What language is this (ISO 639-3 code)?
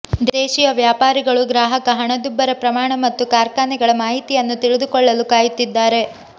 kan